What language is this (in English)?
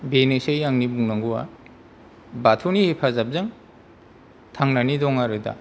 Bodo